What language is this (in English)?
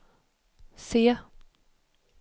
Swedish